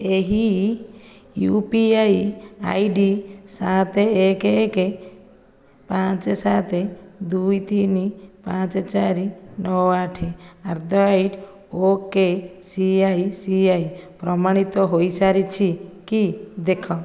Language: Odia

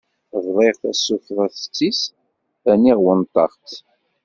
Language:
Kabyle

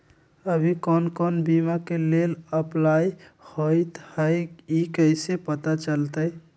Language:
Magahi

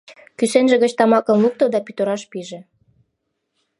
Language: Mari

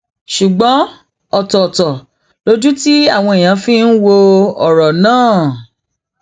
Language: Yoruba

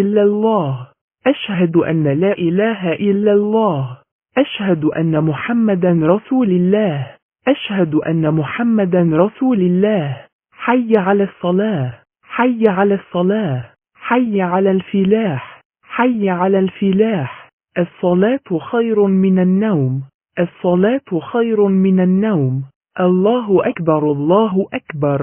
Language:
Arabic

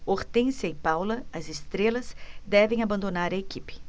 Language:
Portuguese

